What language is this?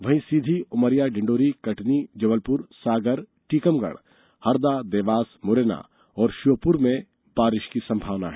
Hindi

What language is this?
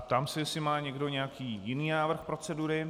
Czech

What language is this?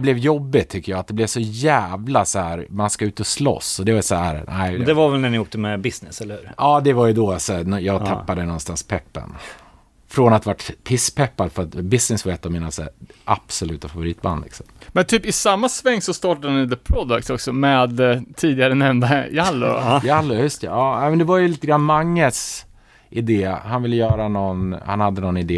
Swedish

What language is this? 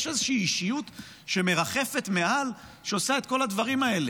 Hebrew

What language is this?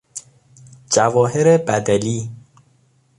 Persian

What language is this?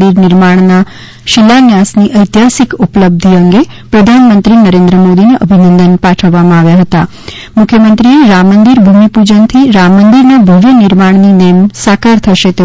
Gujarati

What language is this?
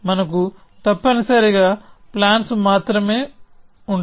Telugu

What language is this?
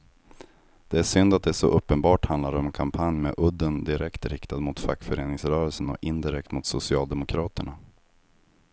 Swedish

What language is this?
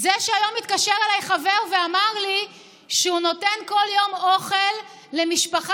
Hebrew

